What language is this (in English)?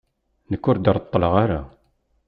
Kabyle